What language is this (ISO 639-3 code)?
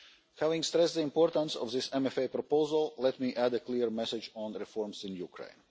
eng